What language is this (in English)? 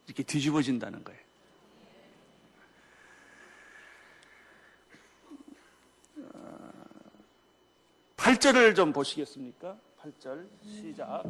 Korean